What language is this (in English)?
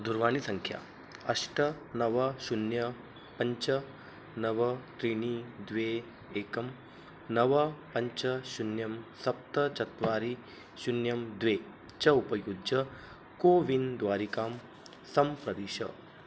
Sanskrit